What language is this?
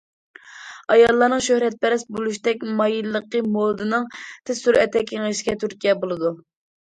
Uyghur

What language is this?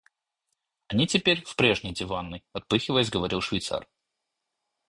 Russian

